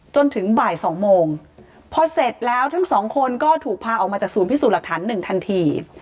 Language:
Thai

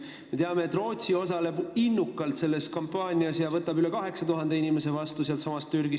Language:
Estonian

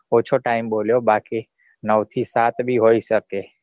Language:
Gujarati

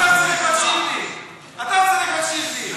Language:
Hebrew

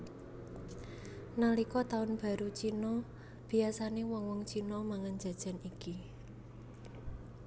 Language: Javanese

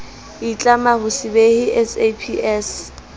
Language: Southern Sotho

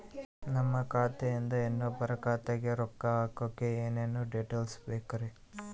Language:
Kannada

